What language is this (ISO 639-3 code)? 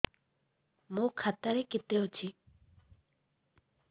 ori